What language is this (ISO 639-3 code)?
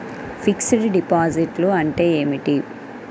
tel